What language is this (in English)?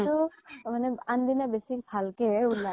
Assamese